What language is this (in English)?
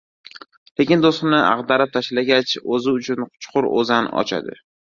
Uzbek